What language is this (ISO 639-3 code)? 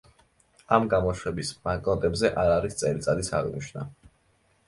kat